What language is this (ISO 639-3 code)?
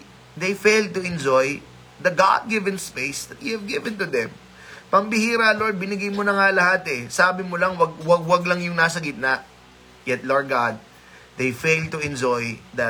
fil